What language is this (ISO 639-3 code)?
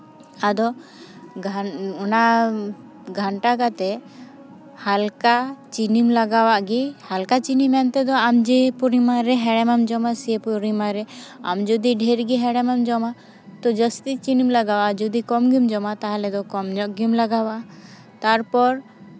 sat